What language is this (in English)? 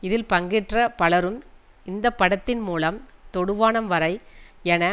Tamil